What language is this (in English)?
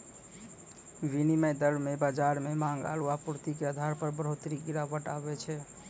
Maithili